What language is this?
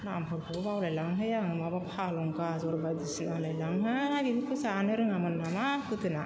Bodo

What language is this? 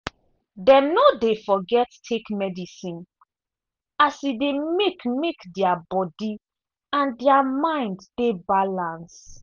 Nigerian Pidgin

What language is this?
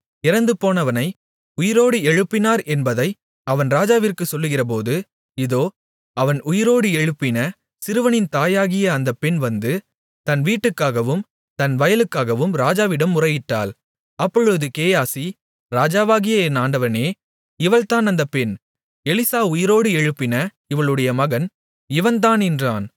Tamil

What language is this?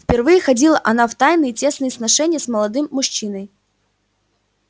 Russian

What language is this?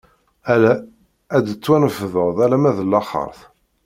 Kabyle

